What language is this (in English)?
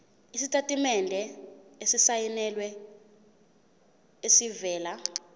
Zulu